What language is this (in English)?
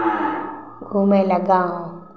Maithili